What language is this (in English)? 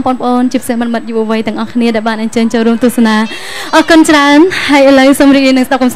Thai